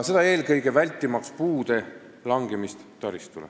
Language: Estonian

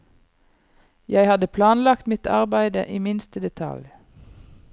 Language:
Norwegian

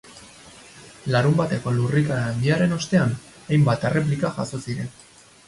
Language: Basque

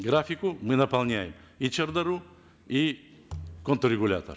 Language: Kazakh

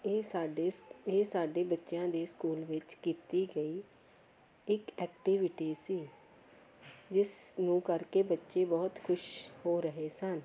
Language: Punjabi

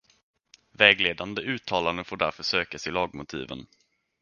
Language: Swedish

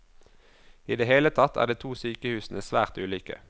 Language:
Norwegian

